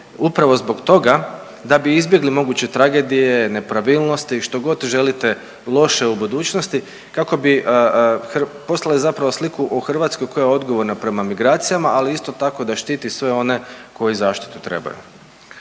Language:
Croatian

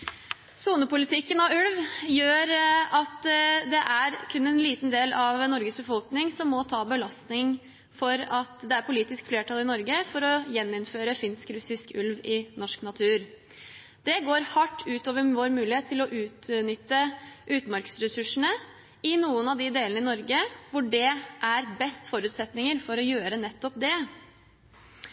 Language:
Norwegian Bokmål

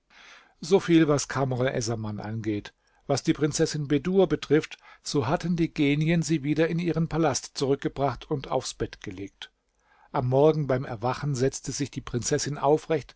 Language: German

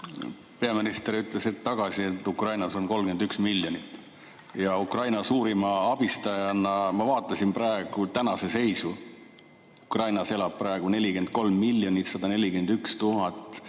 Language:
Estonian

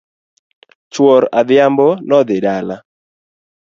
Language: Luo (Kenya and Tanzania)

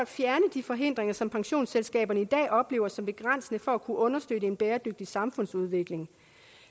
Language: Danish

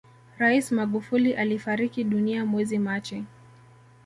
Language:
Swahili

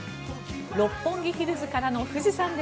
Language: Japanese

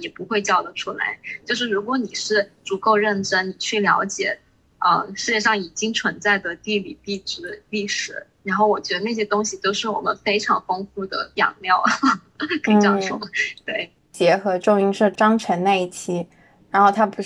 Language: Chinese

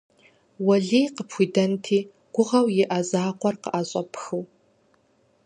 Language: Kabardian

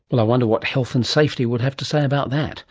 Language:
English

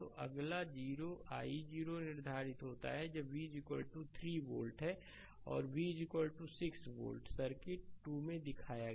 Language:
Hindi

